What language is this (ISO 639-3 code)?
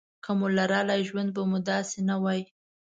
pus